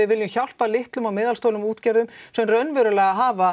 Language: Icelandic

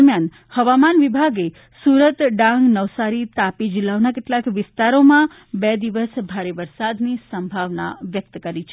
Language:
Gujarati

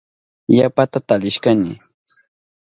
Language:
Southern Pastaza Quechua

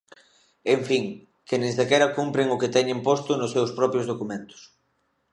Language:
Galician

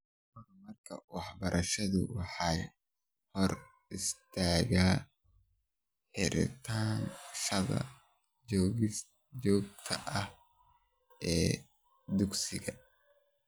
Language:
Somali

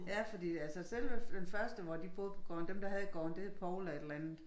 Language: Danish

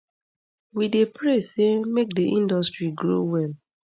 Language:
Nigerian Pidgin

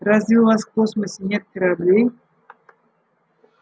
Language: Russian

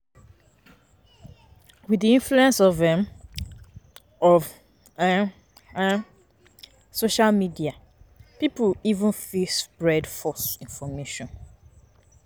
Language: Nigerian Pidgin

